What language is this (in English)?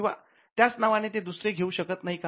Marathi